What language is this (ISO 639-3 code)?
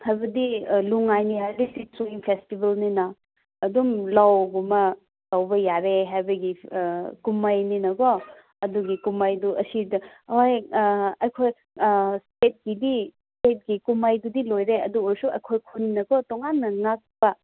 mni